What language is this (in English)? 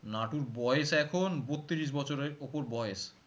Bangla